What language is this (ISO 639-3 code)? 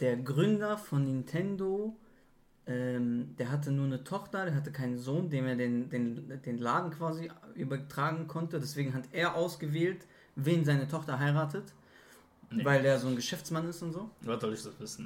deu